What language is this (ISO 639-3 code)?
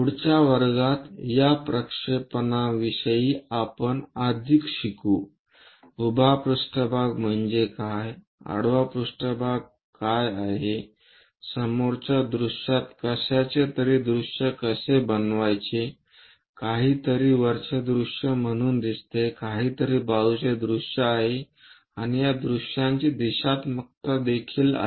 mar